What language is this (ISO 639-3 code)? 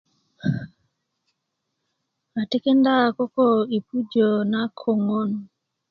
ukv